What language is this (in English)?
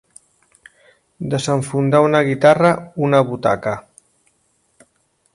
Catalan